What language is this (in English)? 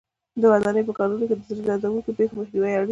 Pashto